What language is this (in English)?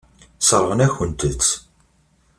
Kabyle